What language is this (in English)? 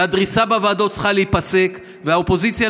Hebrew